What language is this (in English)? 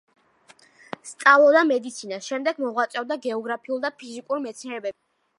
Georgian